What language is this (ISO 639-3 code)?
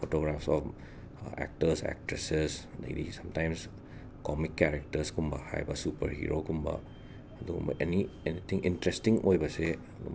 mni